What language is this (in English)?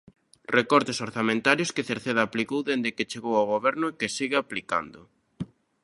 Galician